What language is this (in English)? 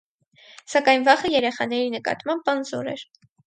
Armenian